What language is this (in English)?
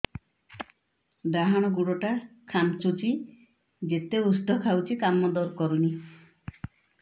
Odia